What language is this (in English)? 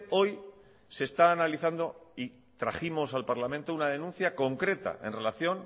Spanish